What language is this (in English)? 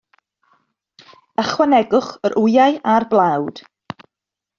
Welsh